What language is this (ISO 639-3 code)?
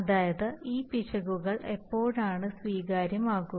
mal